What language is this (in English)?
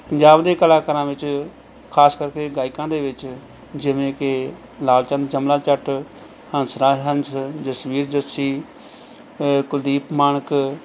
Punjabi